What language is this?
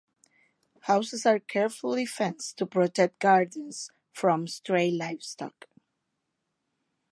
English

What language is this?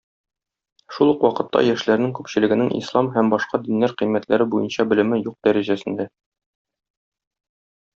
Tatar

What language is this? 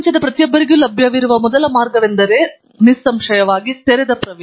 Kannada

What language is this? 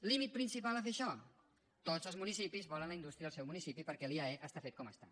Catalan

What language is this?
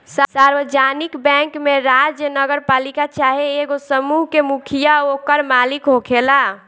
Bhojpuri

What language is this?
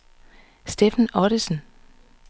Danish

